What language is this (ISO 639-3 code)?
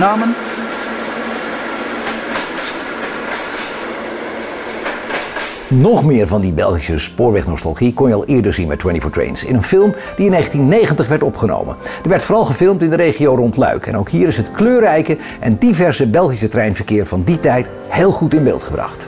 nld